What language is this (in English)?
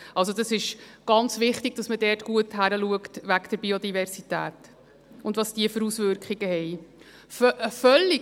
Swiss German